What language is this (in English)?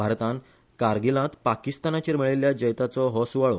Konkani